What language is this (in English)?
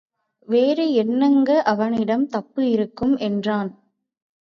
Tamil